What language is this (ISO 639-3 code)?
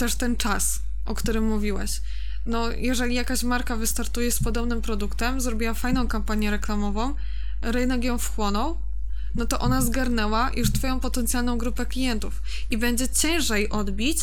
pol